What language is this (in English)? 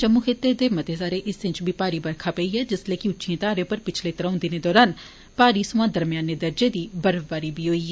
Dogri